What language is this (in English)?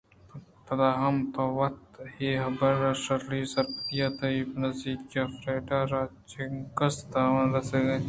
Eastern Balochi